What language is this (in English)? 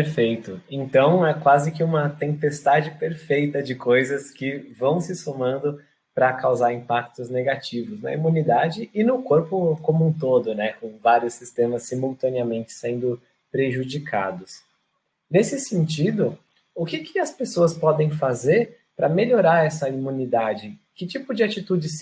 Portuguese